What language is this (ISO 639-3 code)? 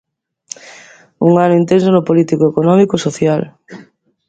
glg